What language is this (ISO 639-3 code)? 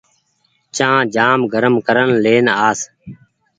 gig